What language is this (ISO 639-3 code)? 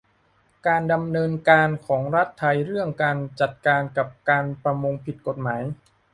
tha